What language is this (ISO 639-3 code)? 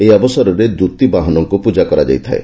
ori